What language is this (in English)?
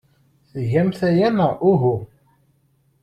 Kabyle